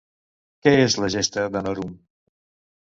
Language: Catalan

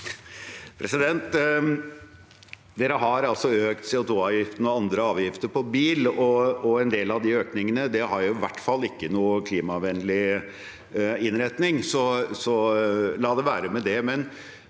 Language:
Norwegian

